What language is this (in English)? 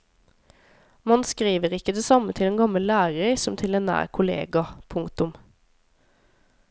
Norwegian